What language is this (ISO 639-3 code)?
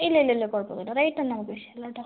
mal